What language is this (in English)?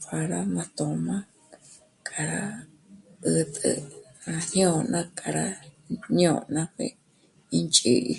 Michoacán Mazahua